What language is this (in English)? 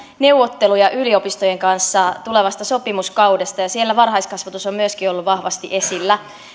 Finnish